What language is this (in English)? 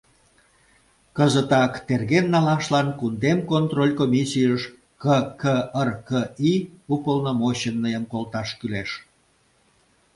Mari